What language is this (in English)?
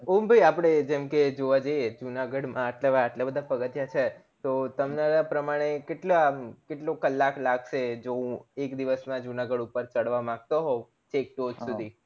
Gujarati